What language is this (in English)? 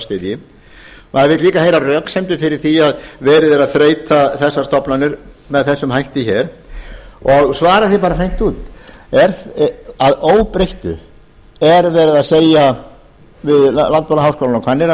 Icelandic